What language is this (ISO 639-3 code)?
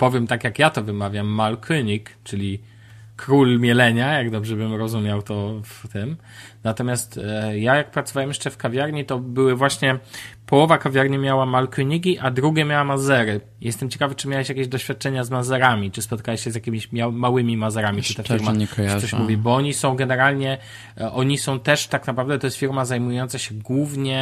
pol